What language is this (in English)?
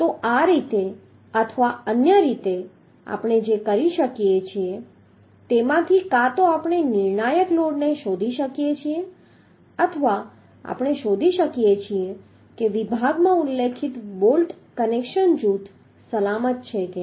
Gujarati